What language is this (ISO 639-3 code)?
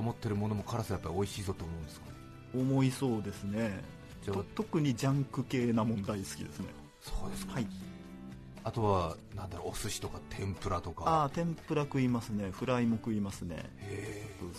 jpn